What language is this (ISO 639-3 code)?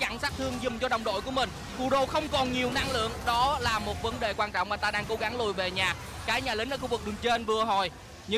vie